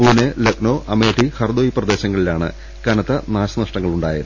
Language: Malayalam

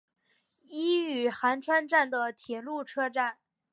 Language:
Chinese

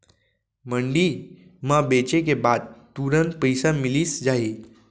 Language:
Chhattisgarhi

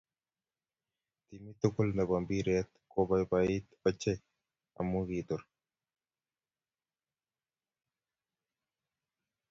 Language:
Kalenjin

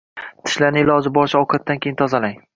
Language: Uzbek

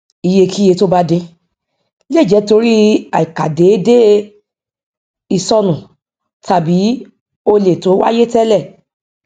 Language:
Yoruba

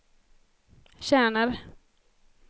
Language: Swedish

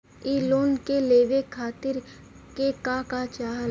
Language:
Bhojpuri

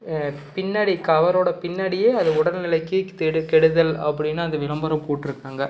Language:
Tamil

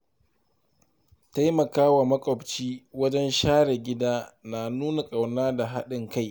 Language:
Hausa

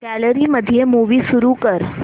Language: Marathi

